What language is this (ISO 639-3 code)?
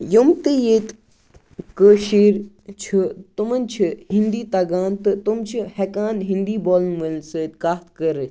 kas